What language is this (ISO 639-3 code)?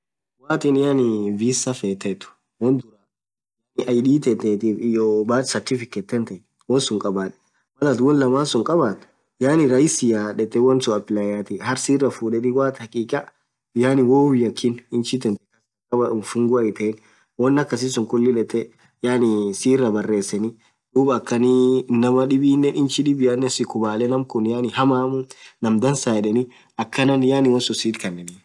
orc